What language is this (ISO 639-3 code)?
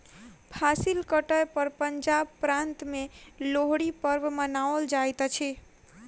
mai